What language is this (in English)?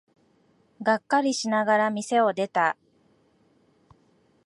Japanese